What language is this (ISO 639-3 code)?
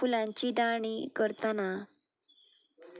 kok